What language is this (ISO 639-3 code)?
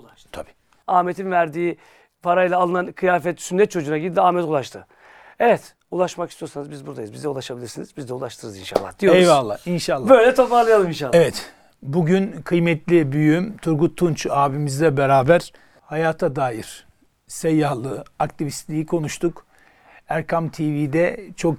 tur